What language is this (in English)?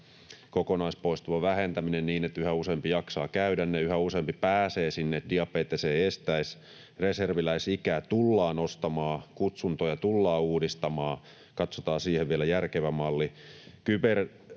Finnish